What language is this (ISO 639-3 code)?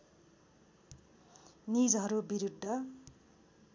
nep